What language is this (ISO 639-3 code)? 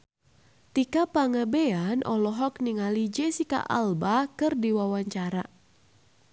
sun